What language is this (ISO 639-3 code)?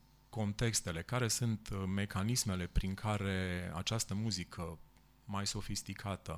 ron